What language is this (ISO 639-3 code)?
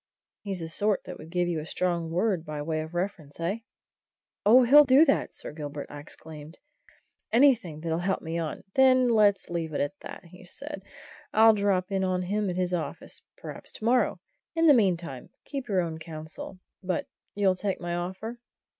eng